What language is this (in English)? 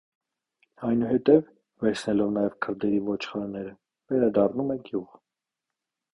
Armenian